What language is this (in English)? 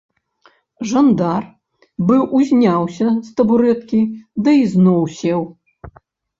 Belarusian